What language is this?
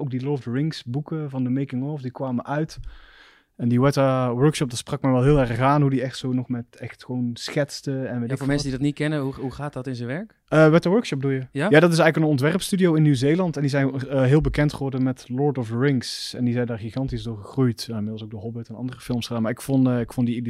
Dutch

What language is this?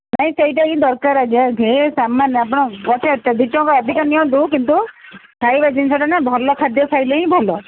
Odia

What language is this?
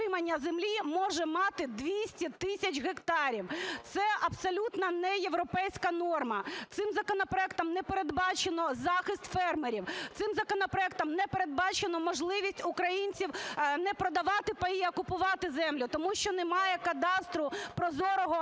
Ukrainian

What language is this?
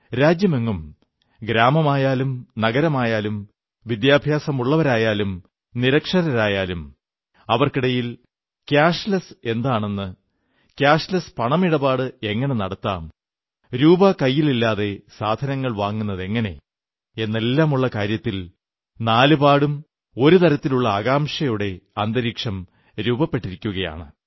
Malayalam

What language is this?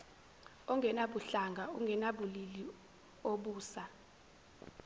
Zulu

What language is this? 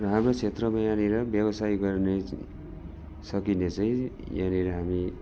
Nepali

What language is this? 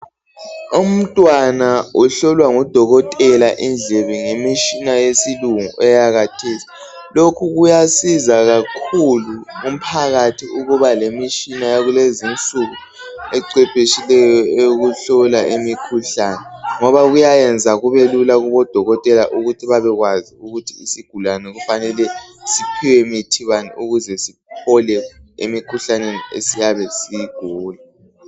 North Ndebele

